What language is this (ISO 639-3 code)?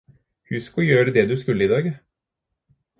nob